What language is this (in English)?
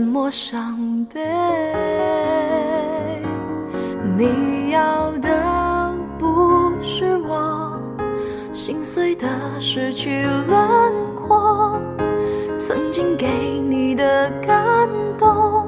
Chinese